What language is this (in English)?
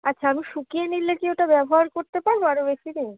Bangla